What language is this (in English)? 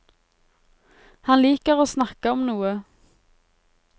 Norwegian